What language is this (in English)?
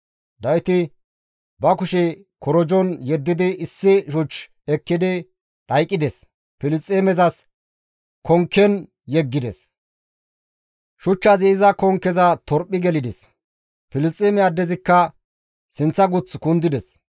Gamo